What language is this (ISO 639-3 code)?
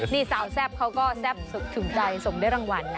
tha